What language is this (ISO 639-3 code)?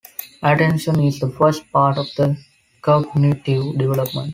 eng